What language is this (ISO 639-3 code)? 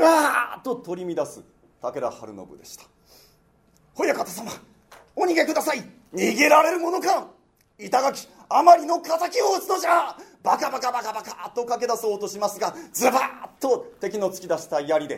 jpn